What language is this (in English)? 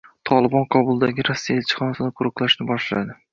Uzbek